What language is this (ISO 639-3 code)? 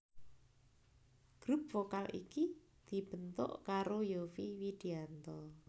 jav